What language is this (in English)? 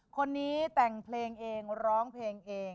Thai